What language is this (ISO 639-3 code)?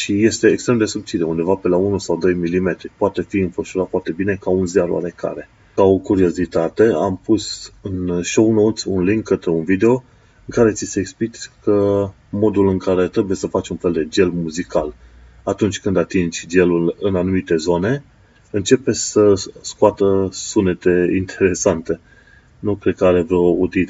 ron